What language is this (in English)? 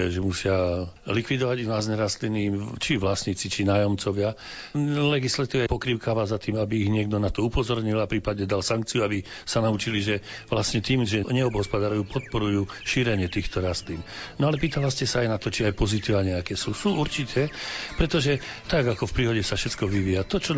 Slovak